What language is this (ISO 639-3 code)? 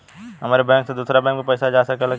bho